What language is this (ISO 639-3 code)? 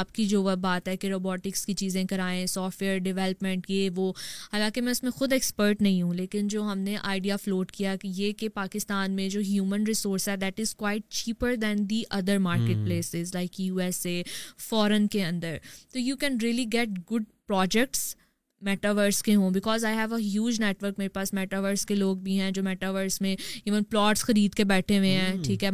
urd